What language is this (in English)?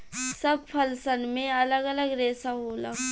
Bhojpuri